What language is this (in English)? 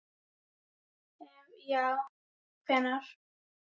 Icelandic